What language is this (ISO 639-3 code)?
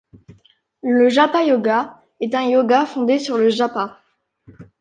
fra